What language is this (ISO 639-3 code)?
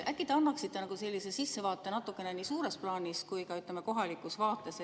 est